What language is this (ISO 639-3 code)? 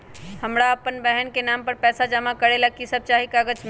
mag